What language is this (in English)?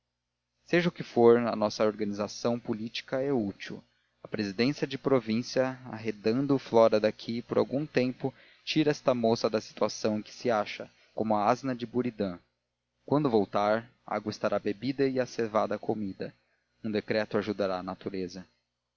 Portuguese